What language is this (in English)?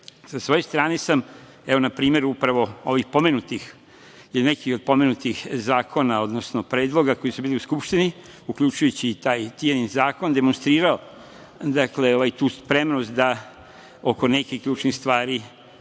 Serbian